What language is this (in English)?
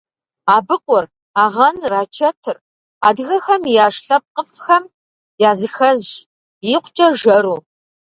Kabardian